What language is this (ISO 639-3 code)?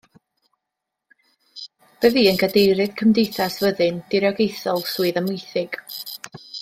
cym